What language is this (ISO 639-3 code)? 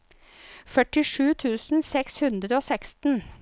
nor